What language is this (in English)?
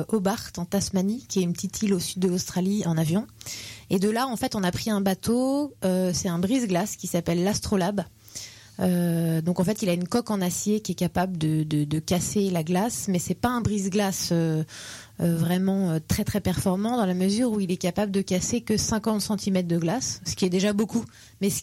French